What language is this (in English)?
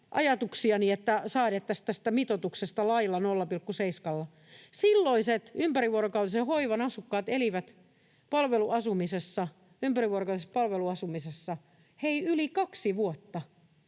Finnish